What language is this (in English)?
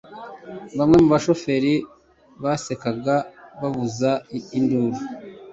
Kinyarwanda